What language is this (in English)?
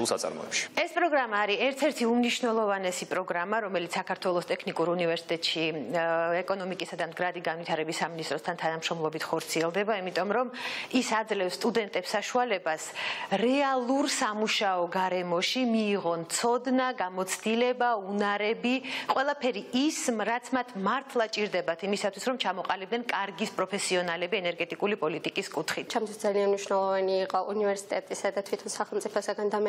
Romanian